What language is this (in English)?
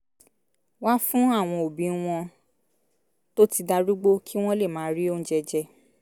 Yoruba